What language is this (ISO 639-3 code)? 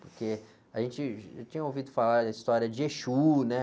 por